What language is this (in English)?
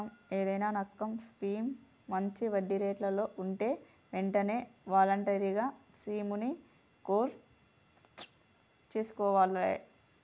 Telugu